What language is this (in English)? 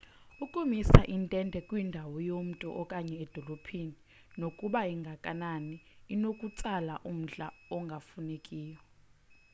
Xhosa